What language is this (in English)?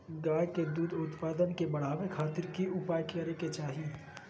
Magahi